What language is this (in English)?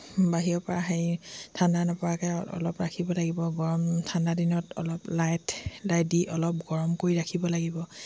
Assamese